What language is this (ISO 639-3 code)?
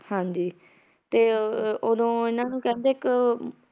pan